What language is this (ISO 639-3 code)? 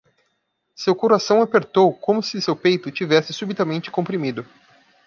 por